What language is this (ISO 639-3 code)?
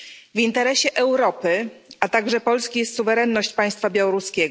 pol